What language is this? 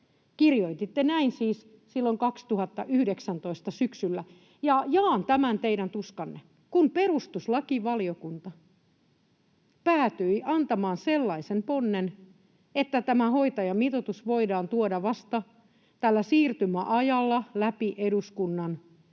Finnish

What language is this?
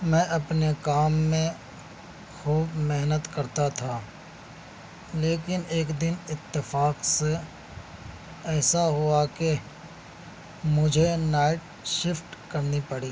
Urdu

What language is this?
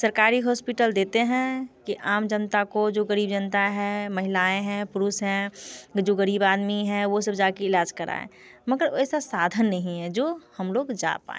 Hindi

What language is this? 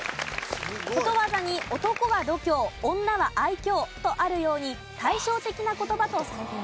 Japanese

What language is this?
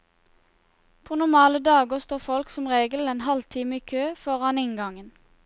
Norwegian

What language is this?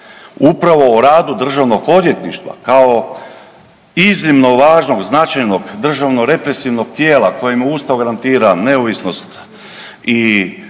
Croatian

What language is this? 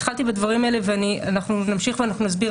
Hebrew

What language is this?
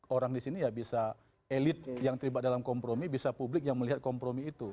Indonesian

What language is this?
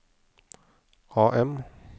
Norwegian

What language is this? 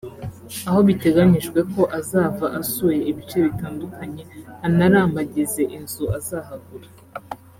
Kinyarwanda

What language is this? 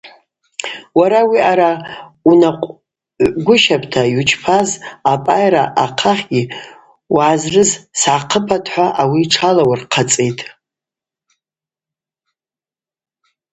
Abaza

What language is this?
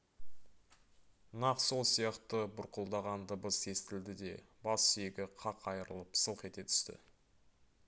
Kazakh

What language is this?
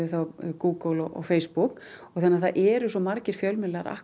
Icelandic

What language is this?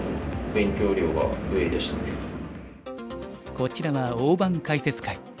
Japanese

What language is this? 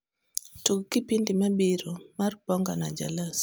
Luo (Kenya and Tanzania)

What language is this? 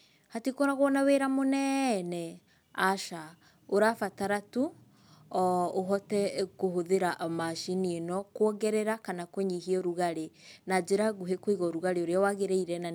Kikuyu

